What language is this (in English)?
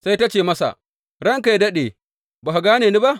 Hausa